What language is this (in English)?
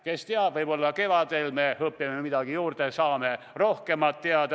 Estonian